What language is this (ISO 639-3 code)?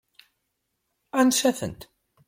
kab